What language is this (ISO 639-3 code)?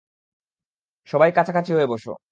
ben